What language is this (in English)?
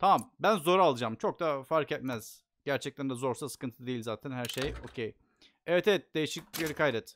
Turkish